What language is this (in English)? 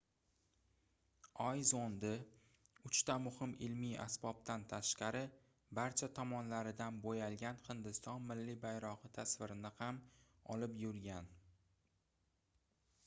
Uzbek